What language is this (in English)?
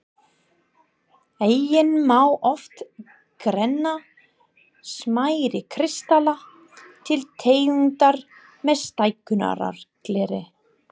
Icelandic